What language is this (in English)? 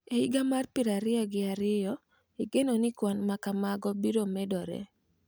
Luo (Kenya and Tanzania)